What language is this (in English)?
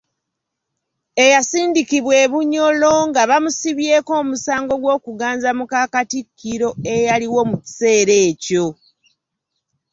Ganda